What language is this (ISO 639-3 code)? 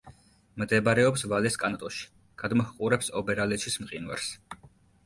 kat